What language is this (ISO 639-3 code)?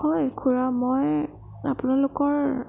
asm